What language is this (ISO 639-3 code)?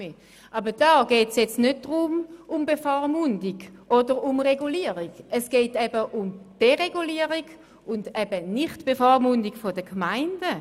gsw